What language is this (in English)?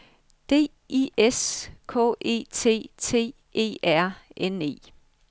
Danish